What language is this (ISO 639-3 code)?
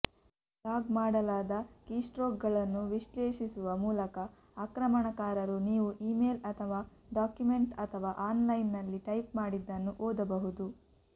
kan